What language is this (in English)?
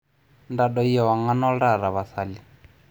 Masai